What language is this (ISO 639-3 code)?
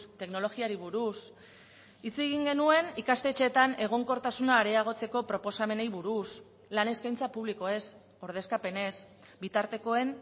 eus